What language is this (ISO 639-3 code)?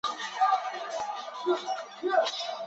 zho